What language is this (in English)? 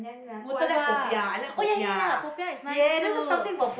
English